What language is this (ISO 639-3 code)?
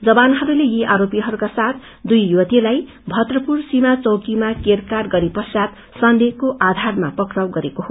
nep